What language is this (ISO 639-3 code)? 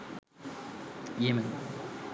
ben